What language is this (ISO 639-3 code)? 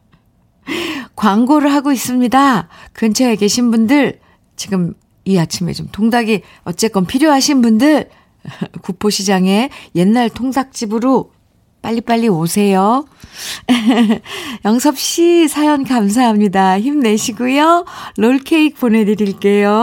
kor